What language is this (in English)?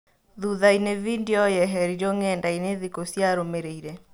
Kikuyu